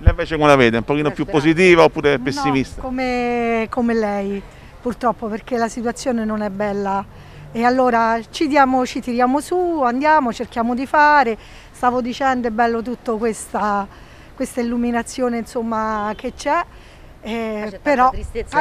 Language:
Italian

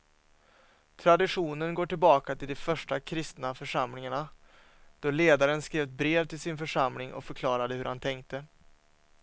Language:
Swedish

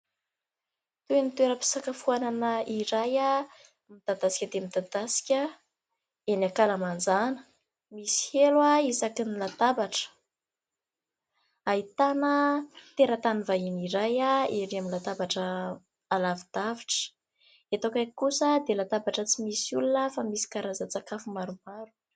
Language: Malagasy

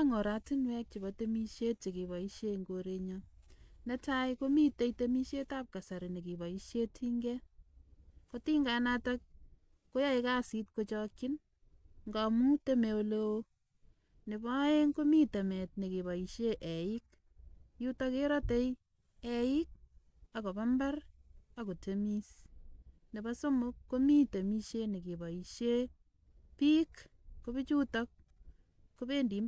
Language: Kalenjin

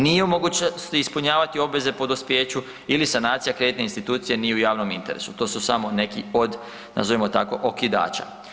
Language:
Croatian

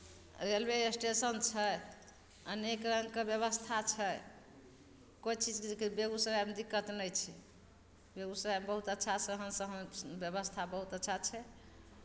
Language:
Maithili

